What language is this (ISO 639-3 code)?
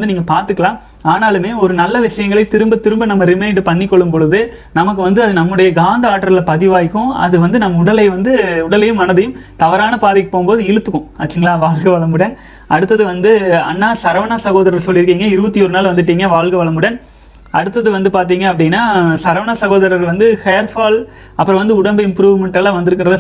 tam